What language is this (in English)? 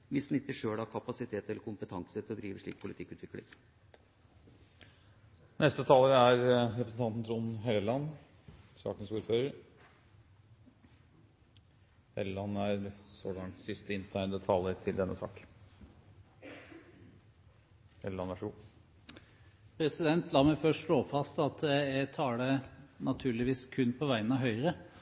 Norwegian